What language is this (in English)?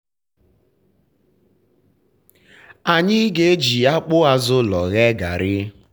Igbo